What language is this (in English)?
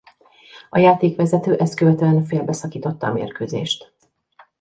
Hungarian